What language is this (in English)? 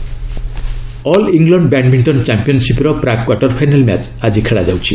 Odia